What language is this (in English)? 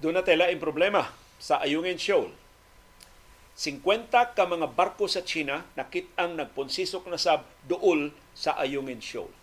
Filipino